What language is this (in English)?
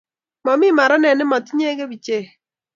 Kalenjin